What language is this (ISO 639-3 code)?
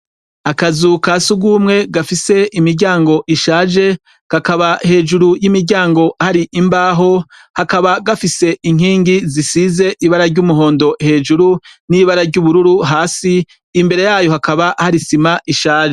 run